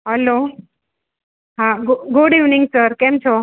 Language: Gujarati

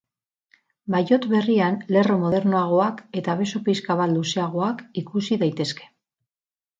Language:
Basque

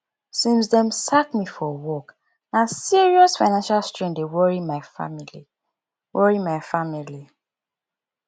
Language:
Nigerian Pidgin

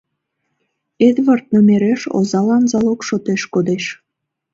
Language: Mari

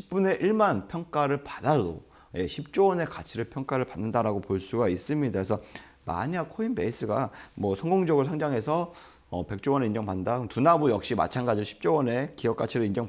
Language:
Korean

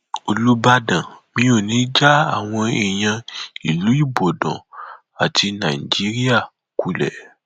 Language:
Yoruba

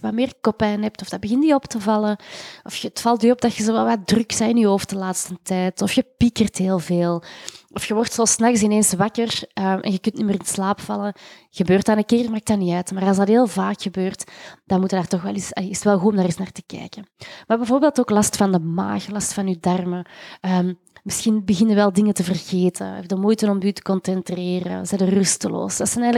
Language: Dutch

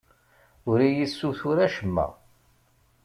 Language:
Kabyle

